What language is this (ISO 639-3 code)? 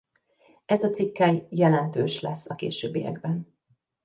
hun